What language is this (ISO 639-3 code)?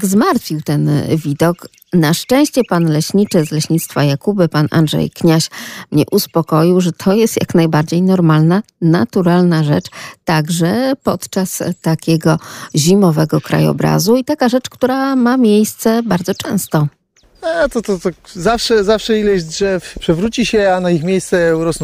pol